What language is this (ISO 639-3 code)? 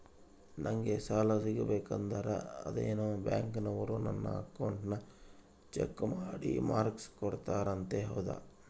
kan